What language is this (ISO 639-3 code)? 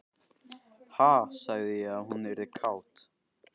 isl